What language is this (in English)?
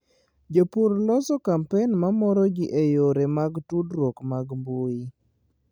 Luo (Kenya and Tanzania)